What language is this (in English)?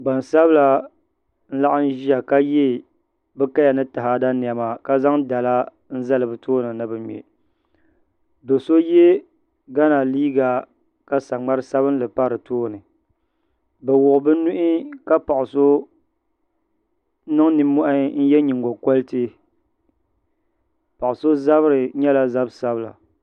Dagbani